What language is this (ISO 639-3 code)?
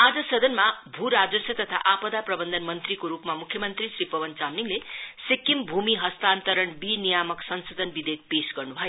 nep